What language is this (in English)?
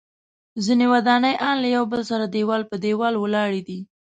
Pashto